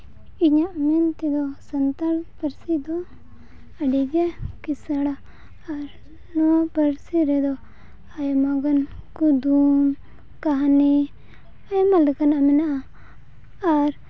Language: Santali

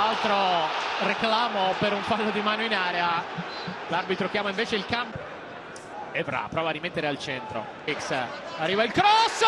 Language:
Italian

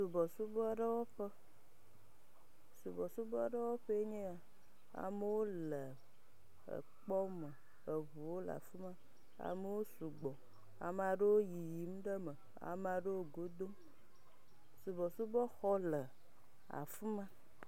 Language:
Ewe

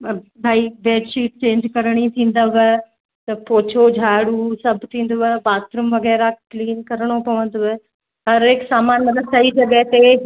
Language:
Sindhi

